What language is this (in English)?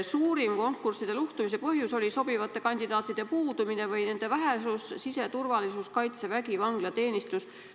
Estonian